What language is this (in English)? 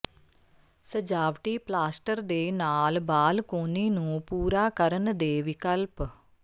Punjabi